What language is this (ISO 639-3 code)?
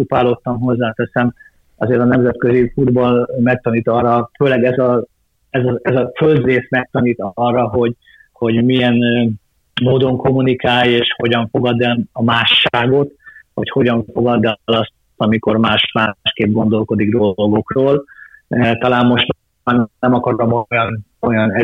hun